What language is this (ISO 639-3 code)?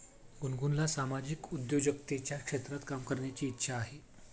mar